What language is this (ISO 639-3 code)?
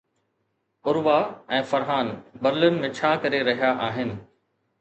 snd